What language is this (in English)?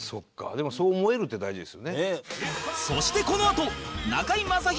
Japanese